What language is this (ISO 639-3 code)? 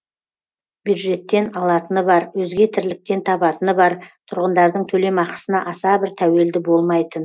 kaz